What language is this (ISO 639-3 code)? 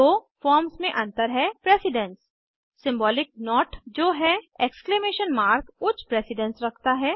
hin